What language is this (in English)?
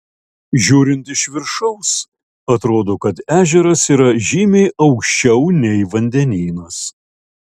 Lithuanian